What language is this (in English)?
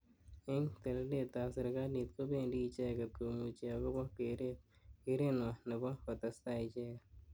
Kalenjin